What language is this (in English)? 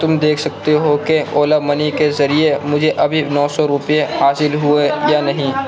Urdu